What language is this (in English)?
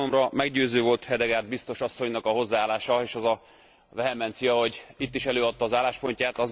Hungarian